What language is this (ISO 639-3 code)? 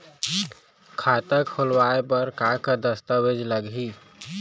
hne